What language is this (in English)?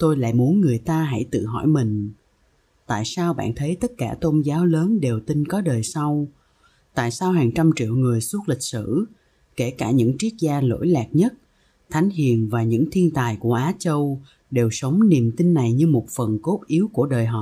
Vietnamese